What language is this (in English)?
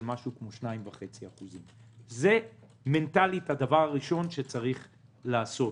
Hebrew